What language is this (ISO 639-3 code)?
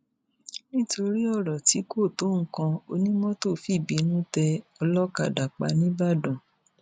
yor